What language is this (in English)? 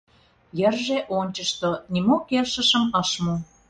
Mari